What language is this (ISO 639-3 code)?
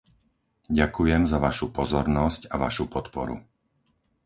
slk